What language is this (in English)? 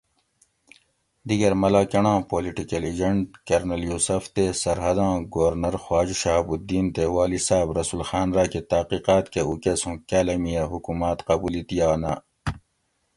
Gawri